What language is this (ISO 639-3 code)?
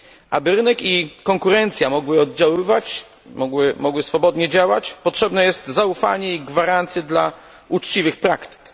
pol